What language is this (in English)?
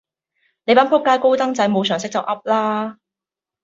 Cantonese